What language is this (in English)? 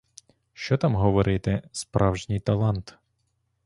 Ukrainian